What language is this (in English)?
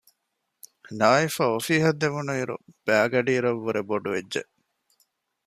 Divehi